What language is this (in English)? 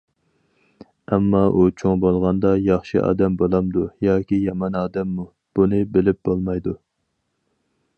Uyghur